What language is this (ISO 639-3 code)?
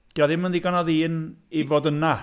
cym